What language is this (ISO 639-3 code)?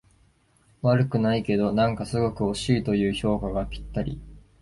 jpn